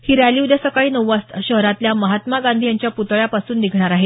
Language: Marathi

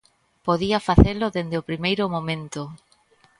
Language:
Galician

